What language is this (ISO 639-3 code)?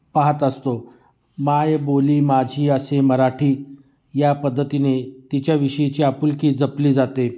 mar